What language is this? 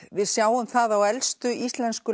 Icelandic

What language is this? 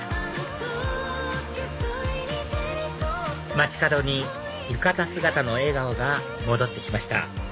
Japanese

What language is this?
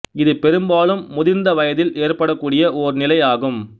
Tamil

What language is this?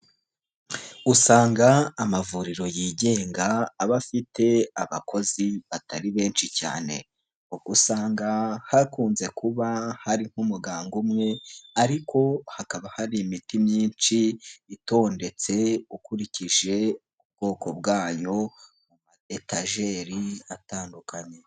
Kinyarwanda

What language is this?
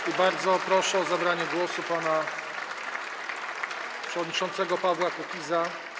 Polish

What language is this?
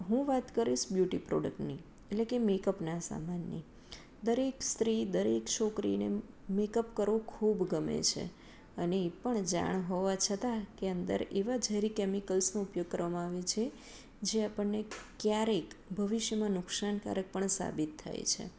Gujarati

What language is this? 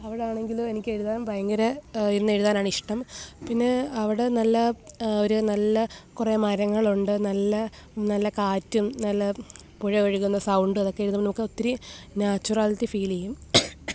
Malayalam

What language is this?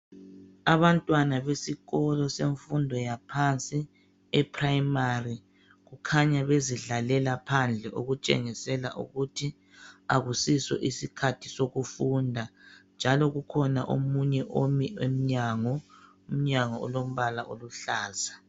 North Ndebele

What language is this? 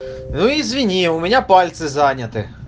Russian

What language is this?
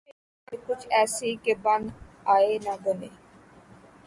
Urdu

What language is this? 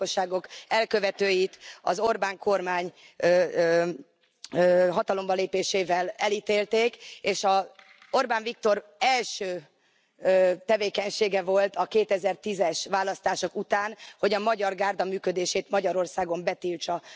Hungarian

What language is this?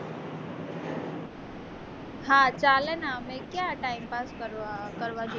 Gujarati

